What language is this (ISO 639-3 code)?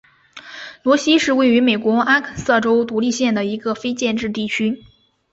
zho